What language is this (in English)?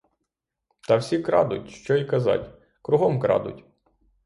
Ukrainian